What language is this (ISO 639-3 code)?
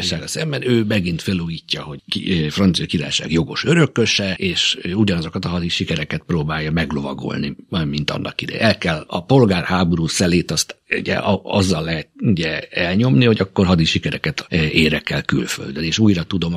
hun